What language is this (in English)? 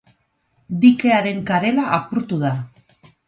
Basque